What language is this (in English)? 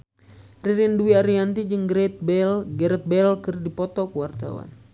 Sundanese